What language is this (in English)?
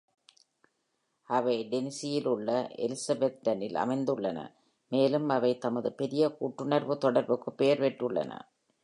Tamil